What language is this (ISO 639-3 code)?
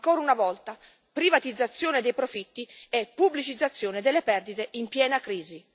ita